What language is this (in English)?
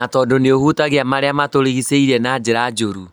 Kikuyu